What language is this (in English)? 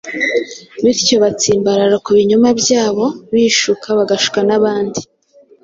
Kinyarwanda